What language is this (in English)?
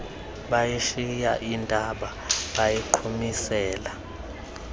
Xhosa